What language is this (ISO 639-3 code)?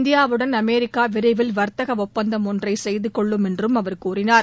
tam